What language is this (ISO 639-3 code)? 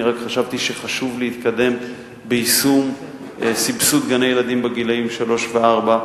heb